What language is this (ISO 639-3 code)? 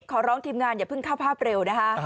tha